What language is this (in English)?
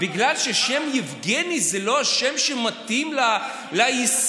Hebrew